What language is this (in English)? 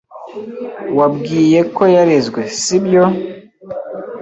Kinyarwanda